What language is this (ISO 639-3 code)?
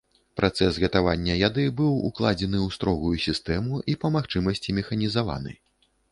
bel